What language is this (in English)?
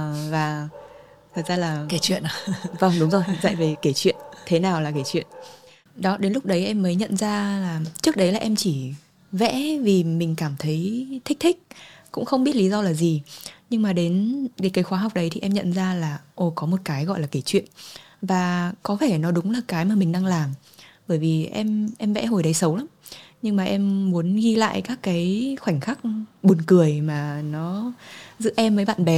Vietnamese